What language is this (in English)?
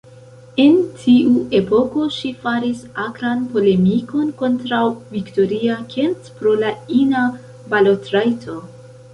Esperanto